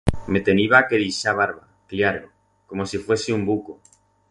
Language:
Aragonese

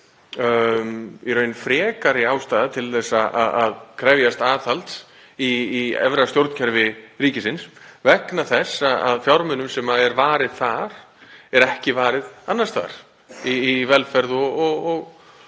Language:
Icelandic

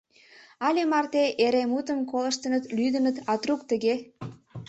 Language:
Mari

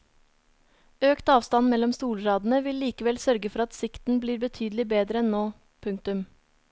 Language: Norwegian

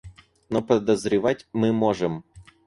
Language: Russian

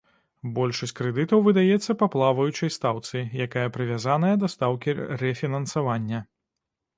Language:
Belarusian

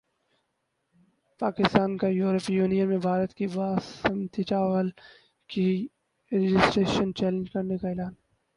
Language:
Urdu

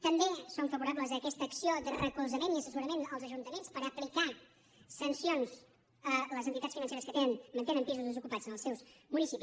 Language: Catalan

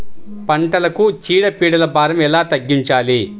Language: Telugu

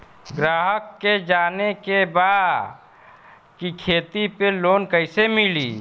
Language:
Bhojpuri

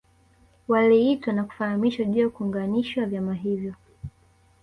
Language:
Swahili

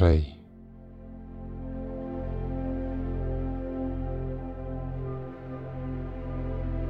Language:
Romanian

